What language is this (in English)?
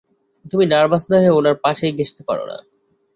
Bangla